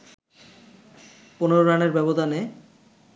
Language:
Bangla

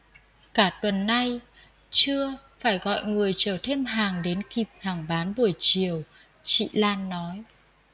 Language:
Vietnamese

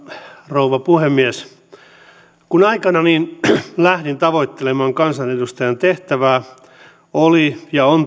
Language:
Finnish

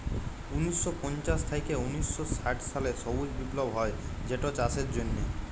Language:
Bangla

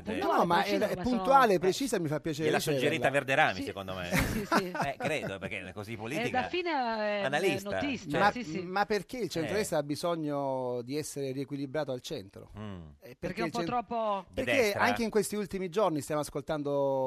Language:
Italian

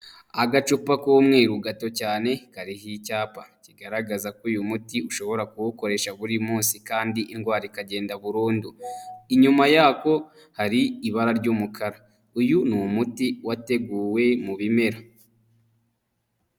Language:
Kinyarwanda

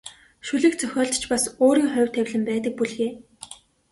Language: Mongolian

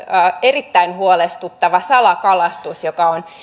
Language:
Finnish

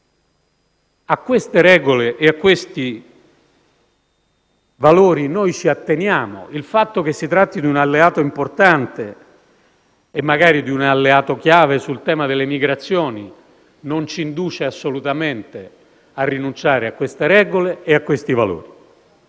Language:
Italian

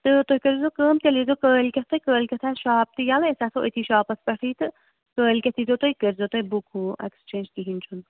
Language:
Kashmiri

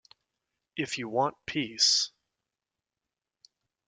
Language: English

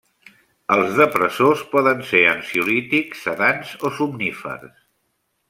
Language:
Catalan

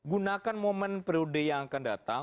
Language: Indonesian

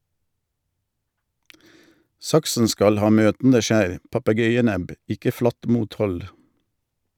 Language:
Norwegian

